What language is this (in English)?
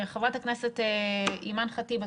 Hebrew